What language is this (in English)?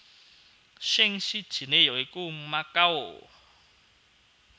Javanese